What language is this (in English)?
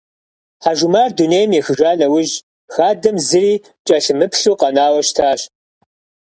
Kabardian